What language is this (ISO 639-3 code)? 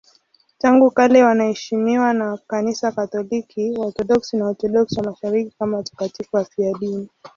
swa